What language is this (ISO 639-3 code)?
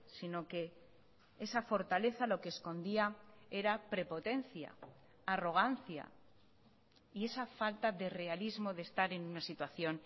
spa